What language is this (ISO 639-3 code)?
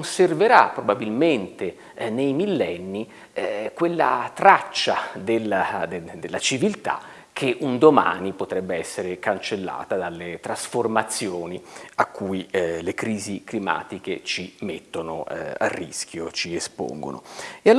ita